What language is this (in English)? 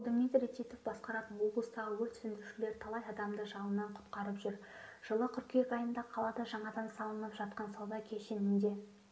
Kazakh